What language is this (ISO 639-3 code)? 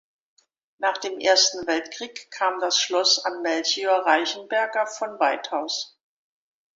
deu